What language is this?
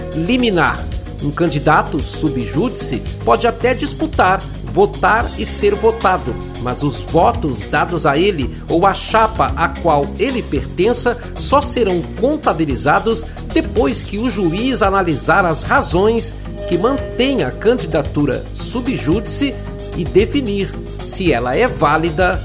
Portuguese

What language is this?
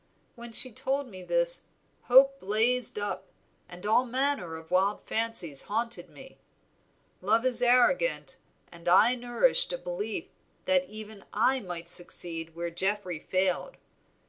English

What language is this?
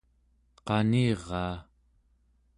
Central Yupik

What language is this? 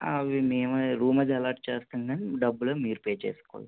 Telugu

